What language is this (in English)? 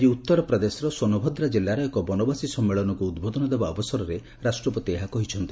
Odia